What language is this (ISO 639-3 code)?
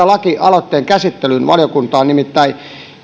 fin